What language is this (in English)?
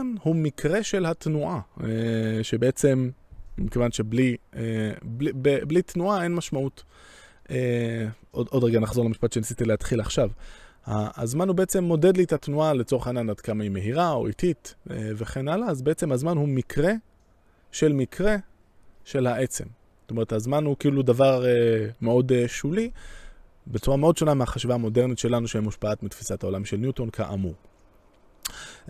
Hebrew